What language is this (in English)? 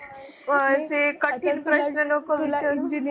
Marathi